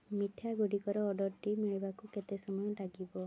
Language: Odia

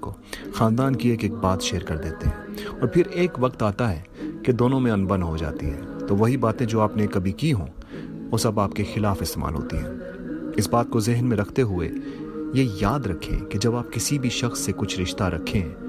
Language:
Urdu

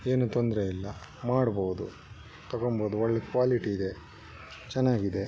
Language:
Kannada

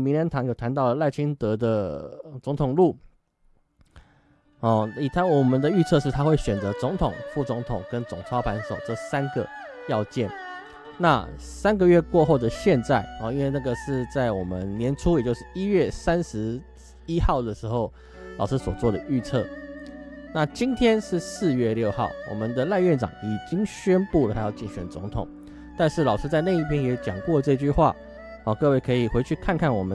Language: Chinese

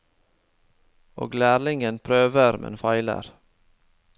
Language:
Norwegian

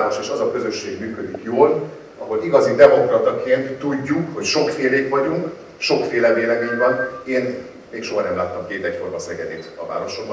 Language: Hungarian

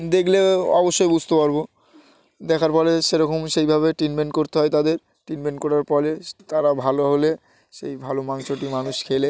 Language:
Bangla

